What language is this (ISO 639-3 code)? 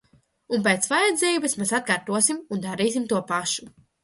lav